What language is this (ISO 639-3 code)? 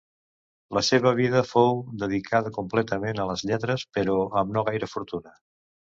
cat